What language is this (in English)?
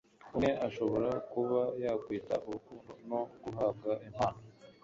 Kinyarwanda